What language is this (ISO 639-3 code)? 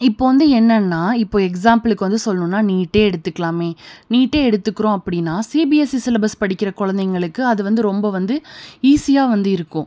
tam